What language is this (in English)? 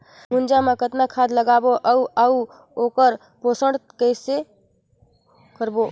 Chhattisgarhi